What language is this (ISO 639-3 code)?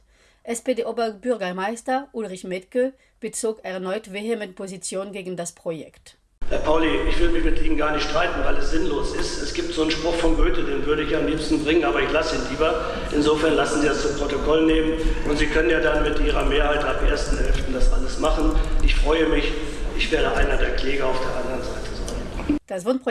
deu